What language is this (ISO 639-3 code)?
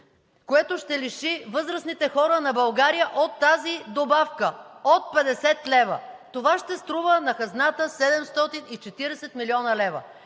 bul